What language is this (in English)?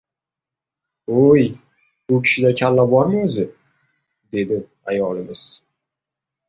Uzbek